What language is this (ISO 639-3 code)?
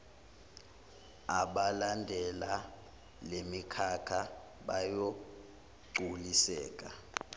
zul